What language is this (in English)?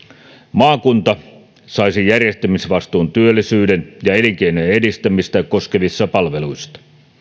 Finnish